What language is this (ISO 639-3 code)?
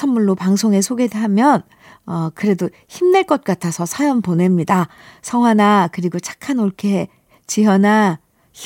kor